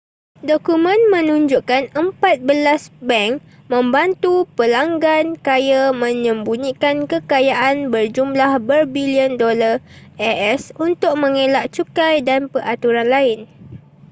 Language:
Malay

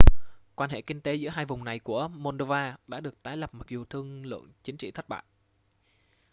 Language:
Vietnamese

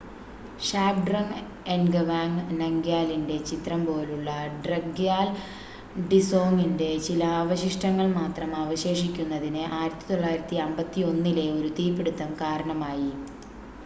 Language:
Malayalam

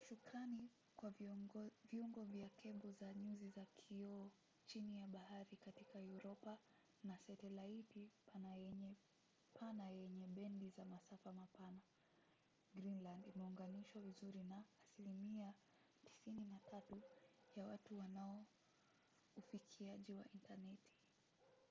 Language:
Swahili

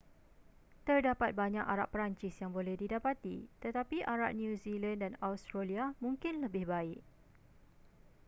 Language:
Malay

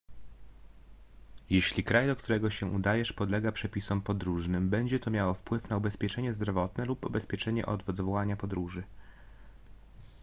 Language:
Polish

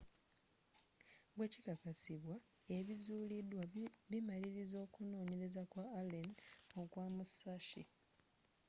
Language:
Ganda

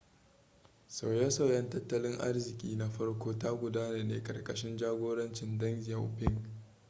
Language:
Hausa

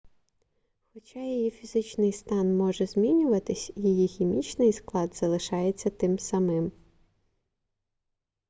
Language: Ukrainian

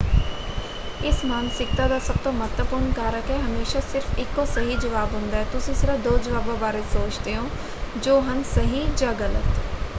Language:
Punjabi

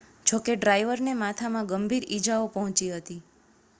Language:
Gujarati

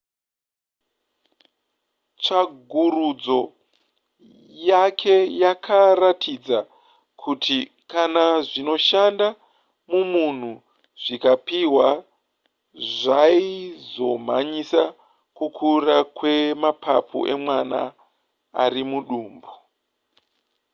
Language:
Shona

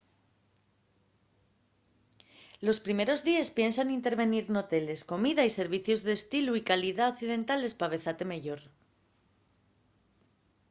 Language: Asturian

